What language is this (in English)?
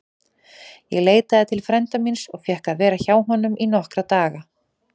Icelandic